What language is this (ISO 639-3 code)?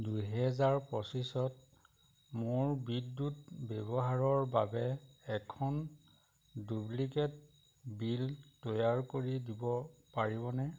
asm